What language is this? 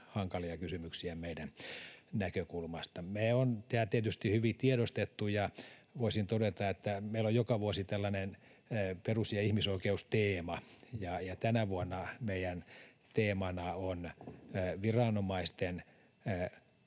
Finnish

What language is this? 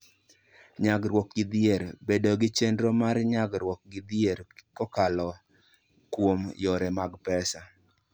Luo (Kenya and Tanzania)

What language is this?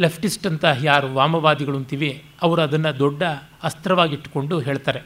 Kannada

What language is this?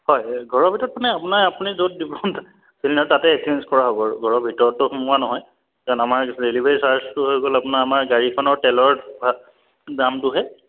Assamese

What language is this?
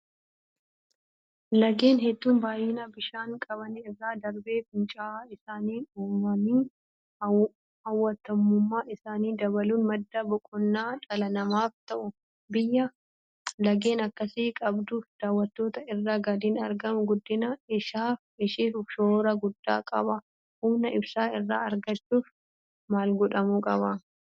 Oromo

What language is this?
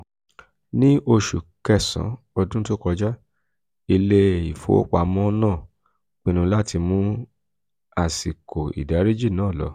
Yoruba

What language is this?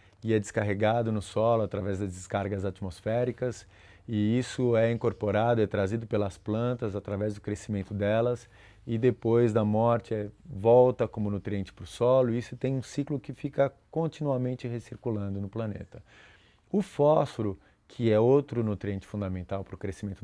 Portuguese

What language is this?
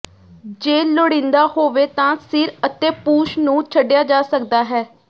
Punjabi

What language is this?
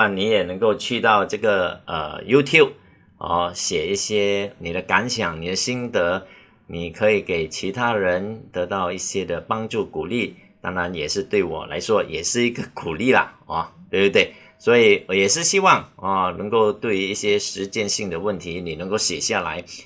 Chinese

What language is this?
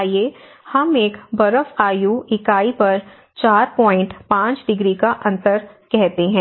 Hindi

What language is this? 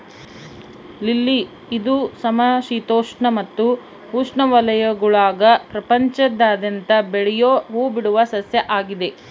Kannada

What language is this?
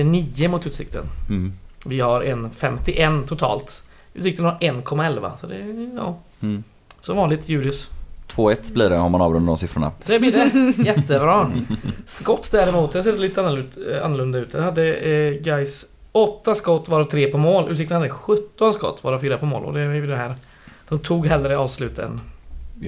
Swedish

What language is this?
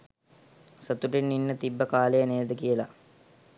Sinhala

